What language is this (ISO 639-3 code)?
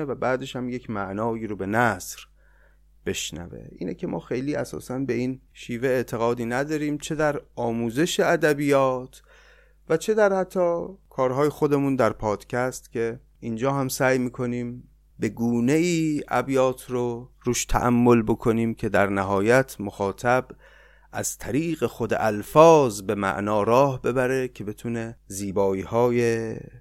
fas